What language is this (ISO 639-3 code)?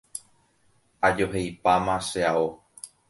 grn